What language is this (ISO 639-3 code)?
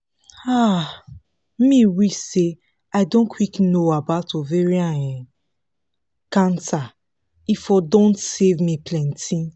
pcm